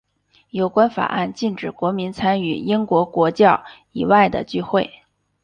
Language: Chinese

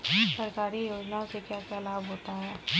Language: Hindi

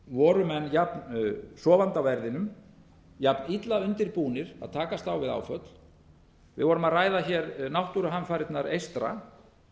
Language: Icelandic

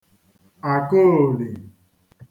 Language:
Igbo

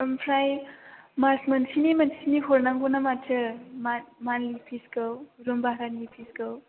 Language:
Bodo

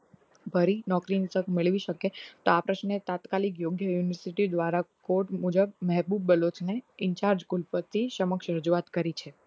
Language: Gujarati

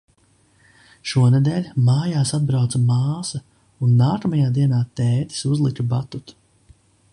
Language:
Latvian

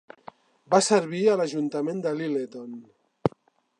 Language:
Catalan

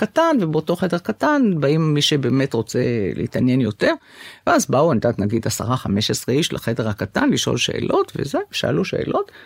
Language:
Hebrew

